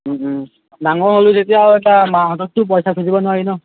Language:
Assamese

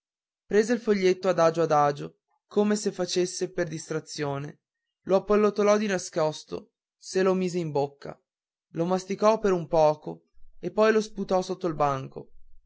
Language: Italian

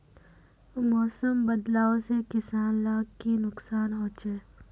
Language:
Magahi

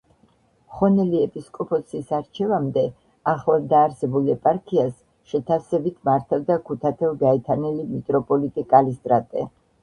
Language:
Georgian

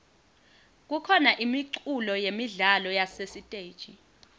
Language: Swati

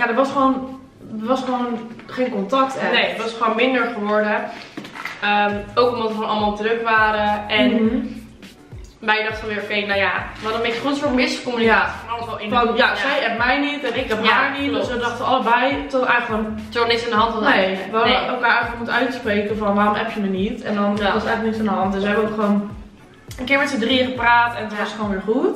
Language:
Dutch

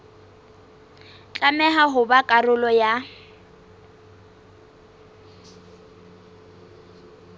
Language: Southern Sotho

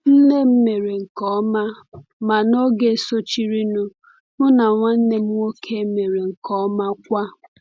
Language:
Igbo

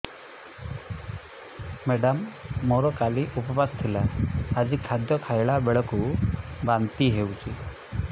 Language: Odia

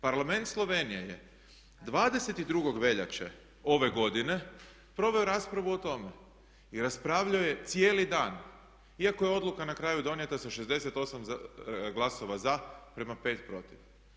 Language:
Croatian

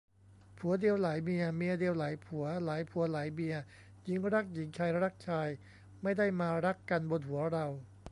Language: Thai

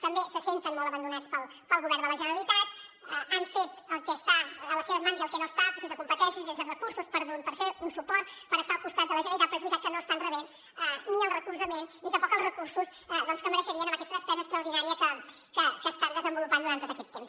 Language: Catalan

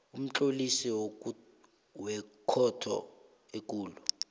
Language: South Ndebele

